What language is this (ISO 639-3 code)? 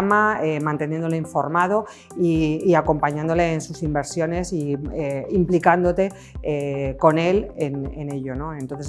spa